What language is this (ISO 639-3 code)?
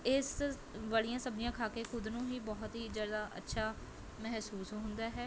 pan